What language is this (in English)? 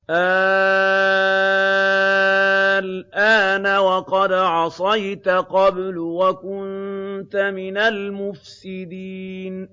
Arabic